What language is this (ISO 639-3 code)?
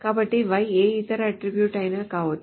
tel